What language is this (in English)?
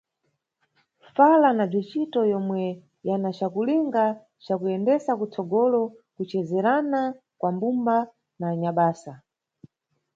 Nyungwe